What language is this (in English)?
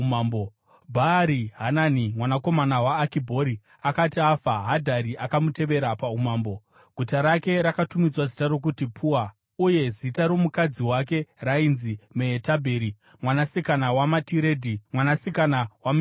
Shona